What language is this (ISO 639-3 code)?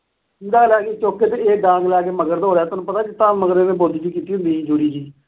pan